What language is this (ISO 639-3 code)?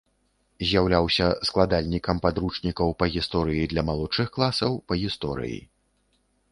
bel